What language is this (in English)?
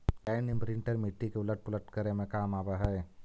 Magahi